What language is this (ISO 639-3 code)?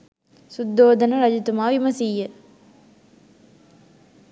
sin